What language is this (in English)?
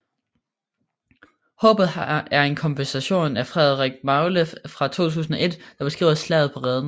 Danish